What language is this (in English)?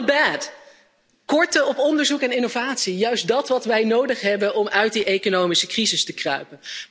Dutch